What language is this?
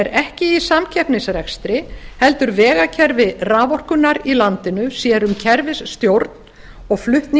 Icelandic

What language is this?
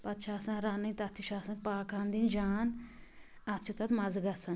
Kashmiri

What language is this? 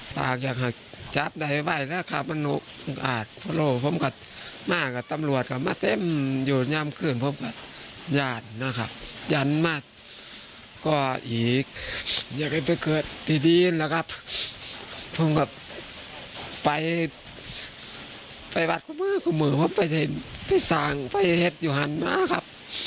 Thai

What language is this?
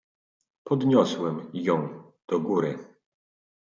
Polish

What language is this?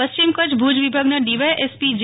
Gujarati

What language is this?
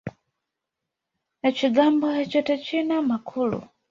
Ganda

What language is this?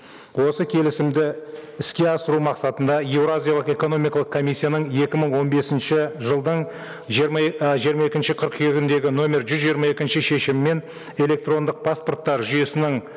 Kazakh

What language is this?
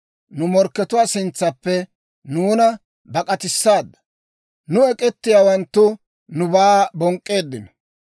Dawro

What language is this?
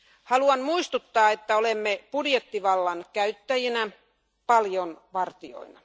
Finnish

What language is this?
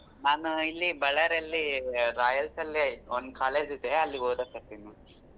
Kannada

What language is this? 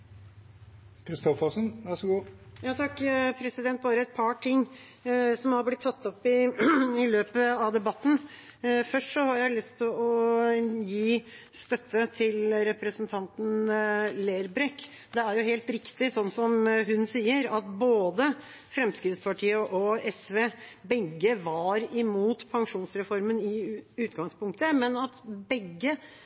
Norwegian Bokmål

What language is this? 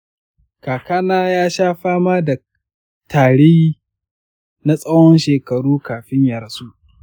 Hausa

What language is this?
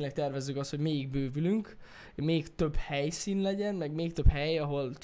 Hungarian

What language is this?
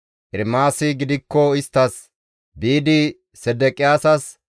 Gamo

